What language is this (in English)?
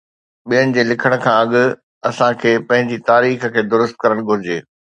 Sindhi